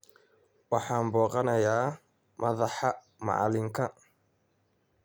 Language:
Somali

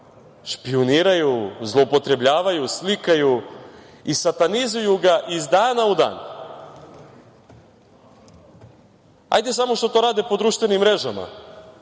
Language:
Serbian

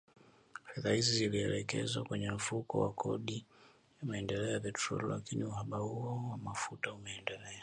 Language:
Swahili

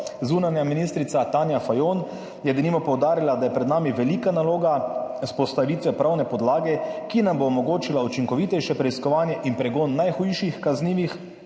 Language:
Slovenian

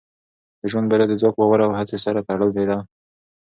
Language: Pashto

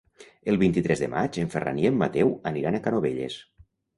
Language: Catalan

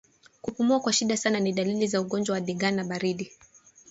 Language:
Swahili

